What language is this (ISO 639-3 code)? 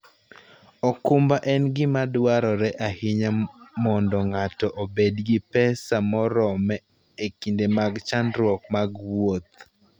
luo